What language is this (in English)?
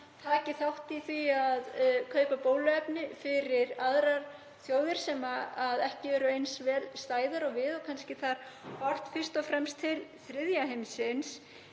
Icelandic